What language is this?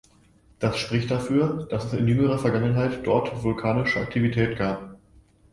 German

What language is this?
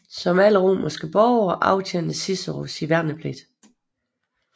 Danish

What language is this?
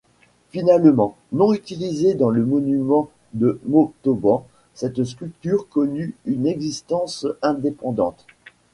French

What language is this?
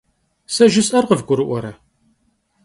Kabardian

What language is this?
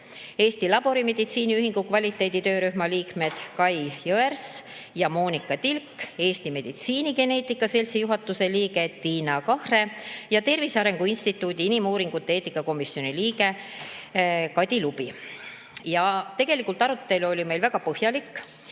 Estonian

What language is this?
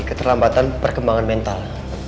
Indonesian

